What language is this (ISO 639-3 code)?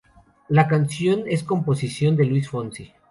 spa